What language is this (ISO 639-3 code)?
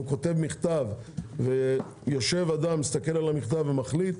heb